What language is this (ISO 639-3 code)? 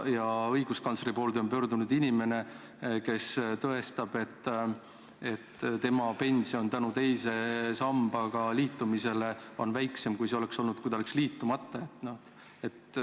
est